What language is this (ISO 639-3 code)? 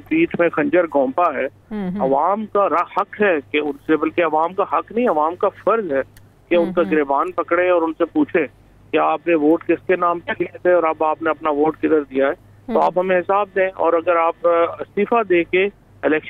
hin